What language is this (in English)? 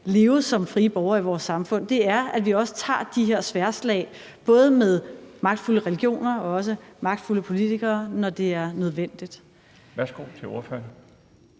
Danish